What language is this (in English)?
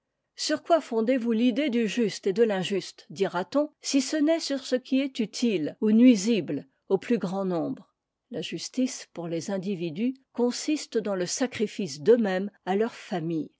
French